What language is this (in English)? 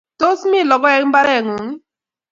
Kalenjin